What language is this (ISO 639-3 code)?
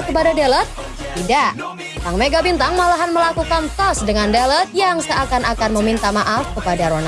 ind